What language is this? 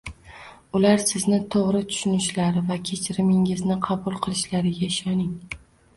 Uzbek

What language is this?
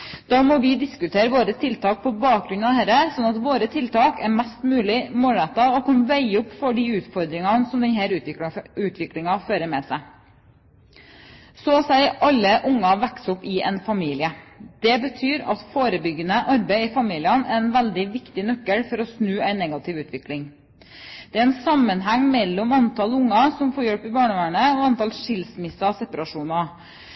Norwegian Bokmål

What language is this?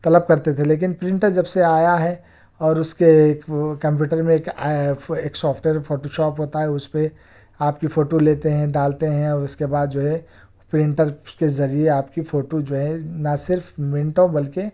Urdu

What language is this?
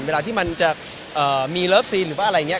Thai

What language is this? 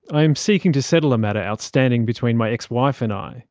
English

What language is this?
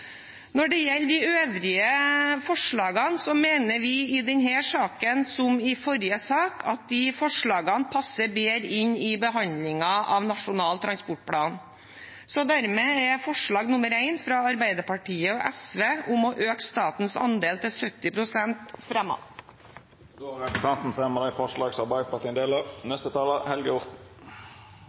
Norwegian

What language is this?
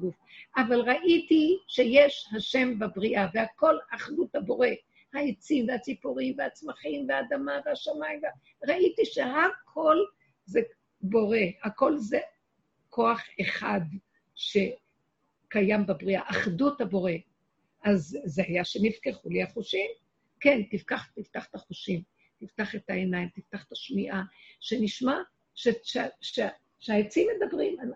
Hebrew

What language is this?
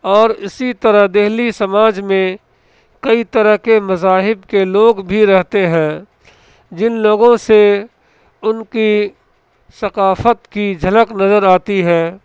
Urdu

